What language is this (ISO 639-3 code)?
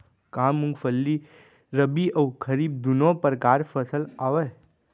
hne